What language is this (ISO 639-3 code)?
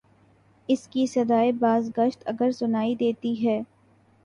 urd